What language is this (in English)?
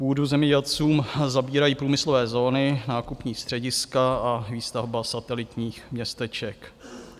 Czech